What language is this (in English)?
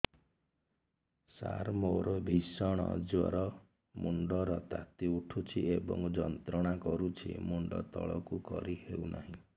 Odia